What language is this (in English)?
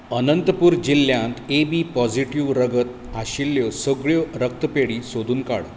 Konkani